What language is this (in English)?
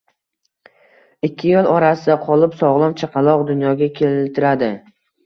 Uzbek